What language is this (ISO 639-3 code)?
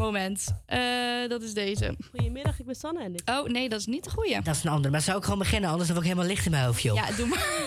nld